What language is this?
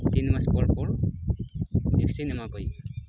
Santali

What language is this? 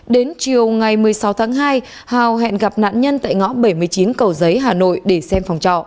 Vietnamese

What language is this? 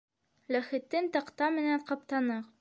Bashkir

